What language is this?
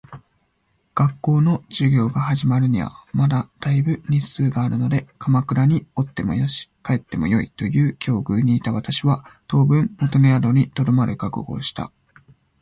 Japanese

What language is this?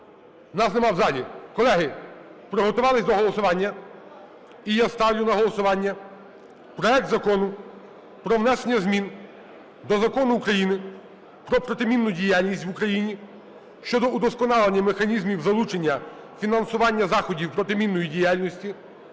Ukrainian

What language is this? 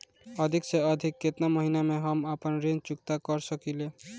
Bhojpuri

